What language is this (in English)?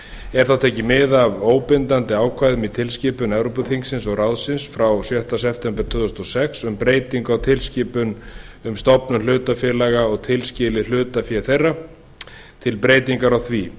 Icelandic